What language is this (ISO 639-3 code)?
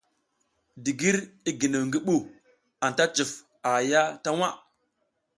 giz